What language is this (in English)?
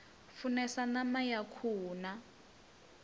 Venda